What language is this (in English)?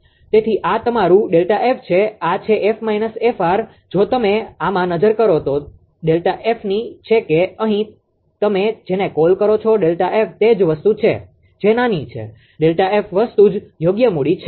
Gujarati